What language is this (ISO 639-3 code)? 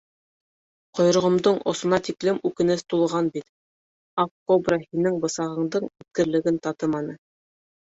bak